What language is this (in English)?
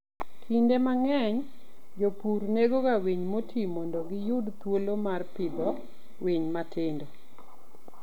Luo (Kenya and Tanzania)